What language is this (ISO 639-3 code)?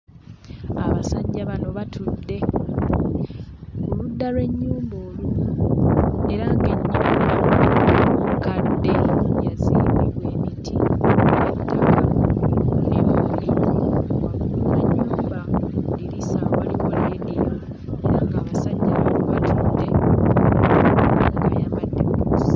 lug